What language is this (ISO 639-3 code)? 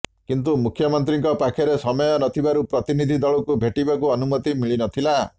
ori